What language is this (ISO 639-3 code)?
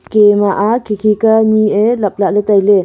nnp